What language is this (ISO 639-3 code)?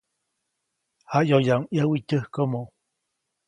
zoc